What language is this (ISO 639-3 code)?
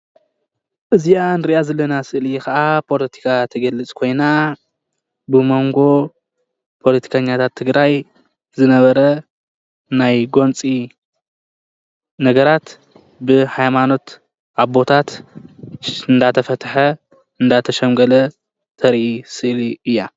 tir